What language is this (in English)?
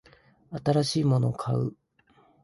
Japanese